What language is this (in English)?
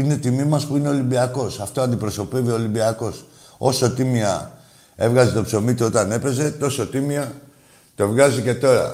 Greek